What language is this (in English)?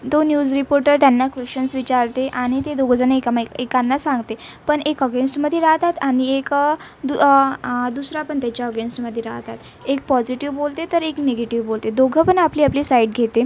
Marathi